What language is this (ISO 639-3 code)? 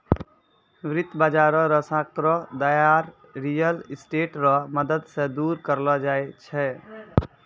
mai